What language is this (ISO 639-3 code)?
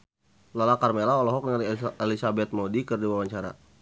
sun